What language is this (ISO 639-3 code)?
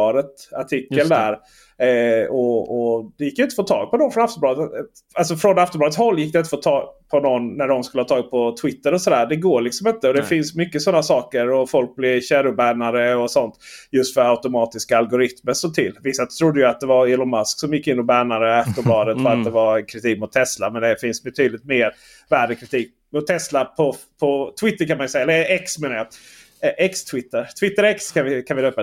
swe